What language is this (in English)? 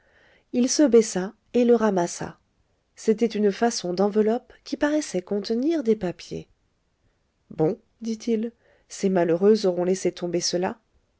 French